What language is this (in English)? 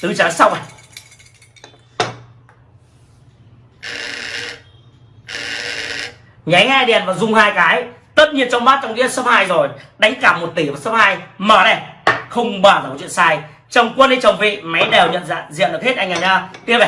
Vietnamese